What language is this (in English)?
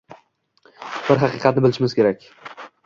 Uzbek